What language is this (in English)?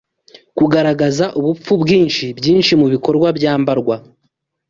Kinyarwanda